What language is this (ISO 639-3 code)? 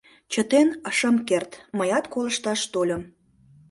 chm